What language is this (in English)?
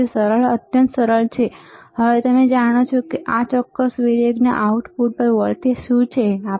Gujarati